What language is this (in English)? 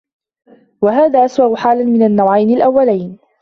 Arabic